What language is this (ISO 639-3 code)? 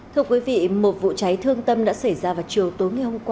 vie